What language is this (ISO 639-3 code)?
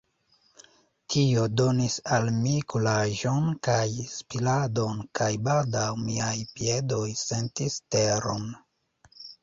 epo